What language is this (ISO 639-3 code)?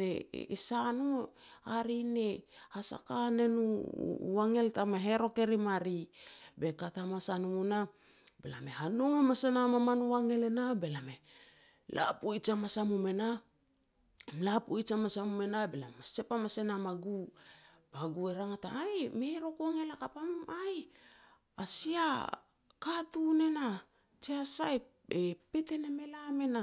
pex